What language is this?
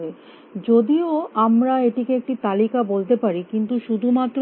Bangla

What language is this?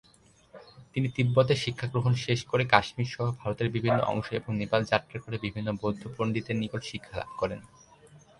Bangla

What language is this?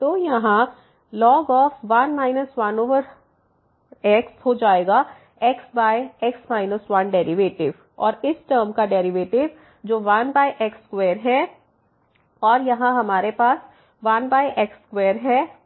Hindi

